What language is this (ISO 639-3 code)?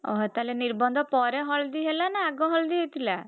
ori